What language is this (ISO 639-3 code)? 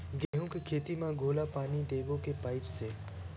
hne